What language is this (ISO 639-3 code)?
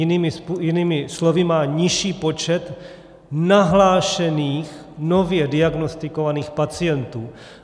ces